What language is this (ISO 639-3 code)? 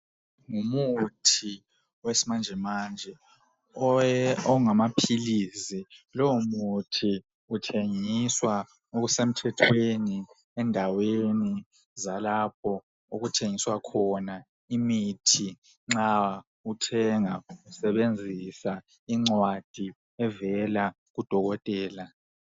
nde